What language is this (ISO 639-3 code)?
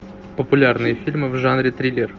rus